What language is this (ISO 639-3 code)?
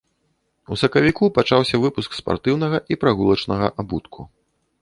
bel